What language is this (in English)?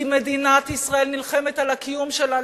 Hebrew